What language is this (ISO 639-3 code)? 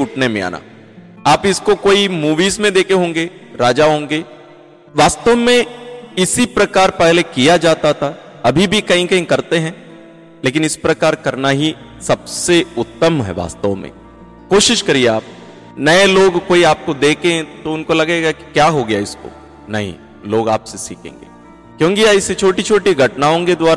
hin